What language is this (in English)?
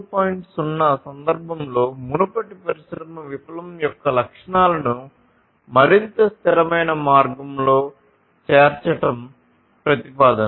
Telugu